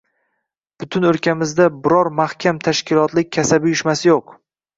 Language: Uzbek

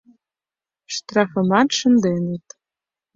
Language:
Mari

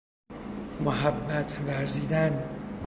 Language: Persian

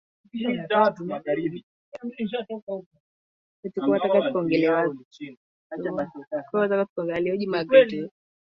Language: Swahili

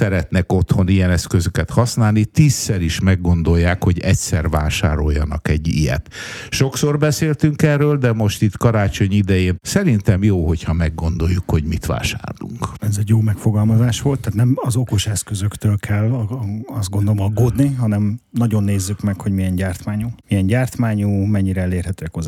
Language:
Hungarian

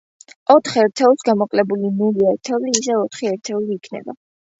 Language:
Georgian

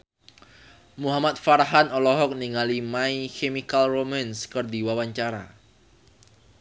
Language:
Sundanese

